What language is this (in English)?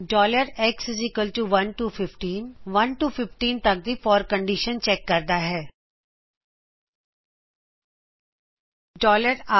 Punjabi